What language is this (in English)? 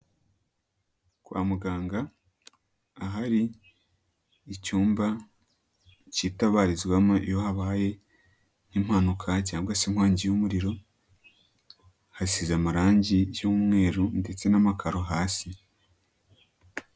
Kinyarwanda